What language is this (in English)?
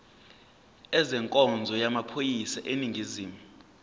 Zulu